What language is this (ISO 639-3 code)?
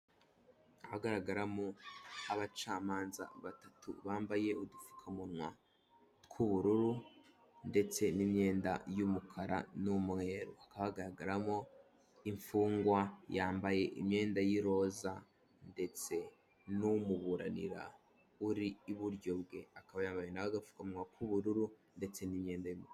kin